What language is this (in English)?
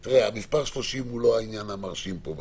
Hebrew